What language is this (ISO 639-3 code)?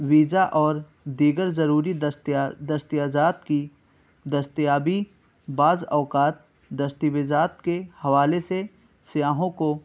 urd